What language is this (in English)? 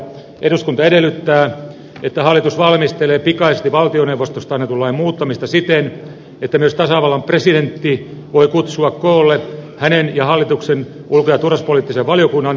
Finnish